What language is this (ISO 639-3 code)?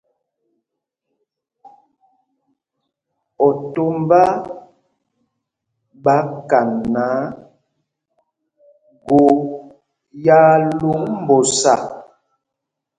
mgg